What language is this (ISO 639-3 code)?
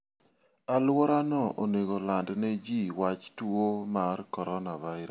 luo